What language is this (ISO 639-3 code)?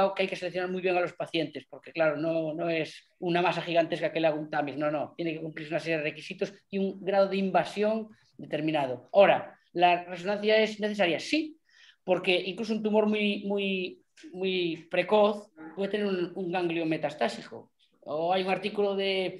spa